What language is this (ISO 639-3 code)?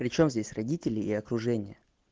rus